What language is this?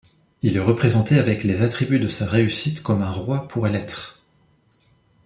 French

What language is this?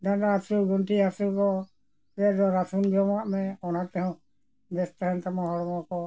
Santali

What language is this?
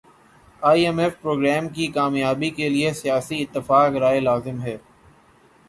Urdu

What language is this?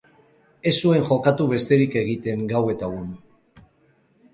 Basque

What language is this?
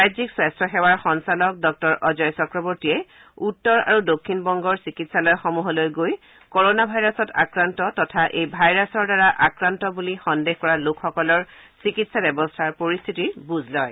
Assamese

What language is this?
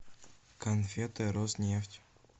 Russian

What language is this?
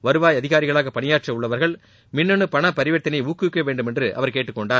Tamil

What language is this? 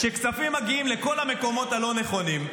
Hebrew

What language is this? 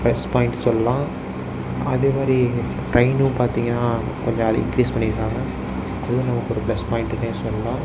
Tamil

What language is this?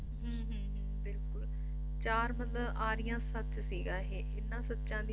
Punjabi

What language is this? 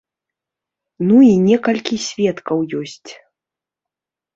Belarusian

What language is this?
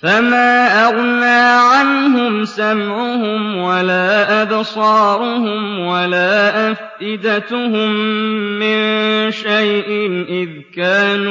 Arabic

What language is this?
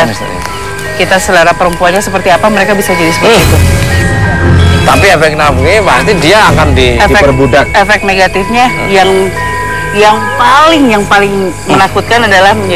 Indonesian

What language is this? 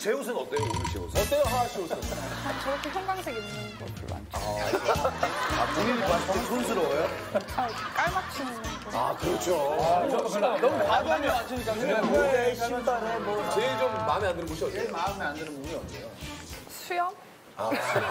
Korean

